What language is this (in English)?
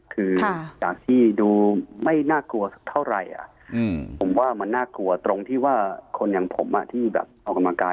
Thai